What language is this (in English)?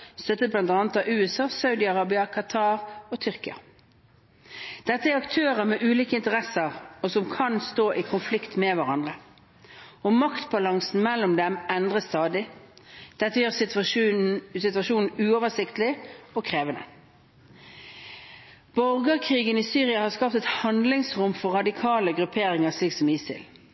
Norwegian Bokmål